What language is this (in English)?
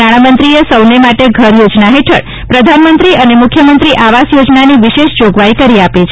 Gujarati